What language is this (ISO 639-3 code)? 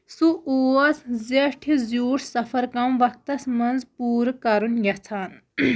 kas